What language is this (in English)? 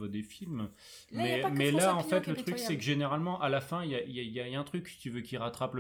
French